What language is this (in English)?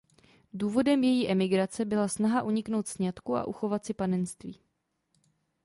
Czech